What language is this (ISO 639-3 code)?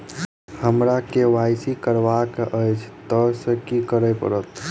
mai